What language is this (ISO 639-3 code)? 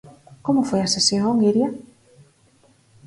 glg